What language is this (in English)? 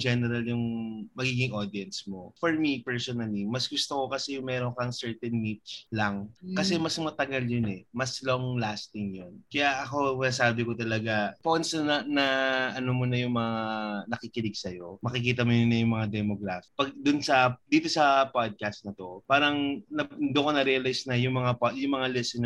Filipino